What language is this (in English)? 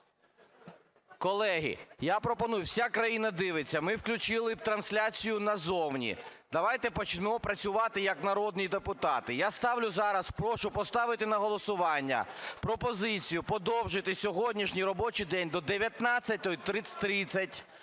Ukrainian